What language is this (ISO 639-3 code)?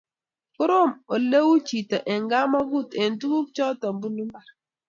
kln